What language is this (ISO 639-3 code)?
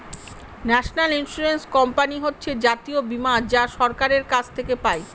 ben